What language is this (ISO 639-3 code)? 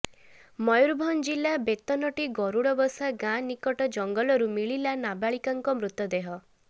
ori